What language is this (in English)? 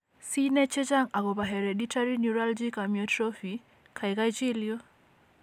Kalenjin